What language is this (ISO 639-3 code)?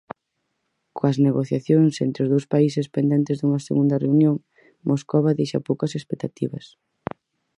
glg